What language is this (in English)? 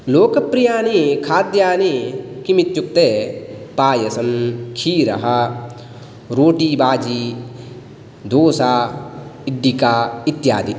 Sanskrit